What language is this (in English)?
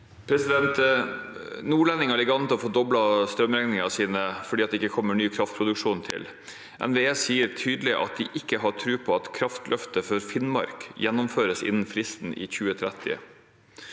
Norwegian